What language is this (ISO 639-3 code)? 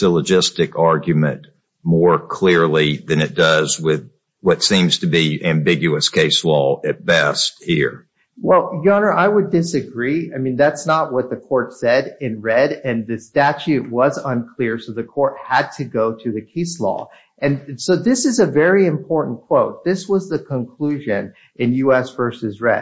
eng